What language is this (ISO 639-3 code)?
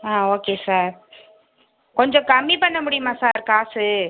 tam